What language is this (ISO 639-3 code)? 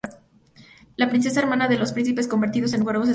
spa